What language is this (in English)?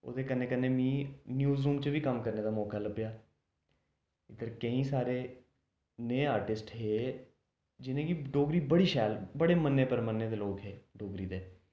Dogri